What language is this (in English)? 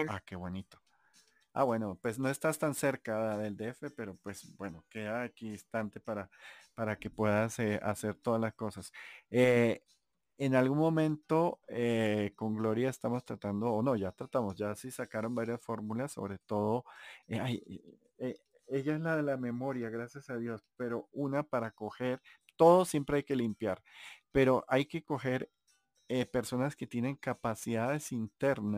Spanish